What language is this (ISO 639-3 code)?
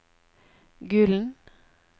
nor